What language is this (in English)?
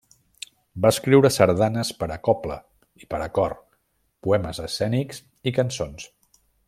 Catalan